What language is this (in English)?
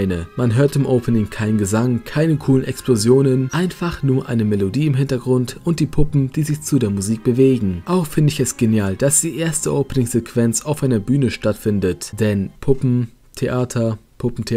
German